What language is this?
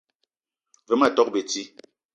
Eton (Cameroon)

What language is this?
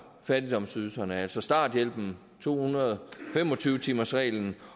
Danish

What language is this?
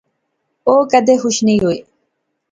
Pahari-Potwari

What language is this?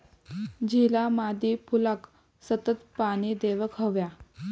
Marathi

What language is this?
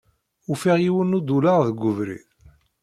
Kabyle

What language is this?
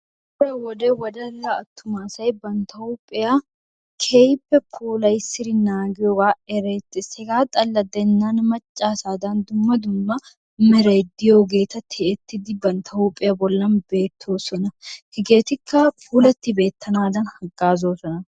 Wolaytta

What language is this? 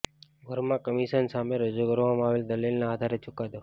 Gujarati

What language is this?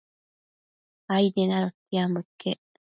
Matsés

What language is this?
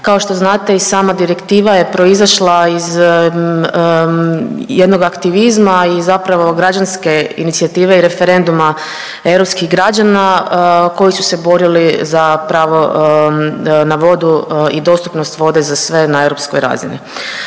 Croatian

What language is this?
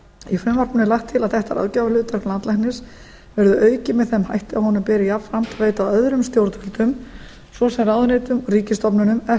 Icelandic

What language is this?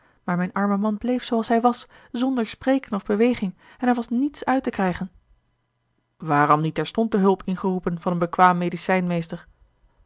Dutch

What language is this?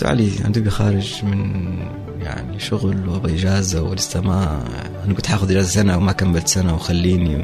Arabic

